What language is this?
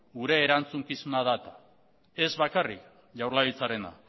Basque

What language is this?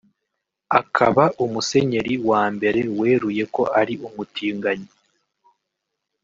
Kinyarwanda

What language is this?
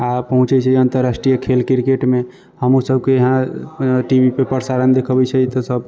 Maithili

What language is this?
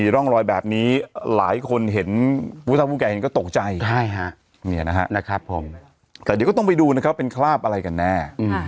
Thai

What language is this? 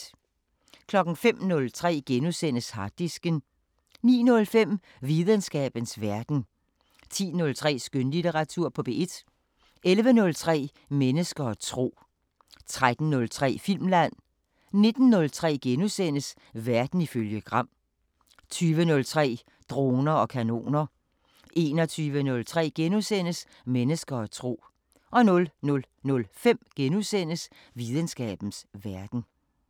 Danish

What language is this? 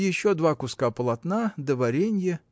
Russian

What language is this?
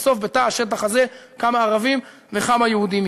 Hebrew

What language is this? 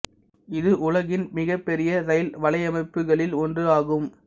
Tamil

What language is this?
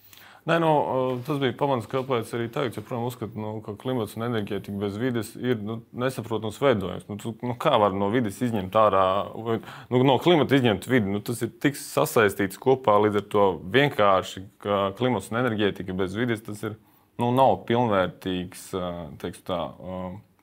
Latvian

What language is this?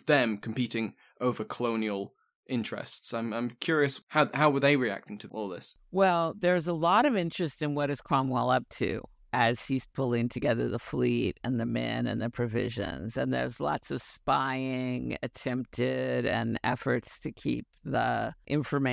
English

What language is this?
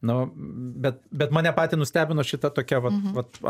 Lithuanian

